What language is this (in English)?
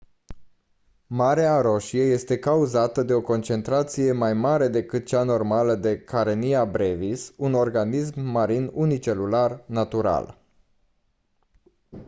Romanian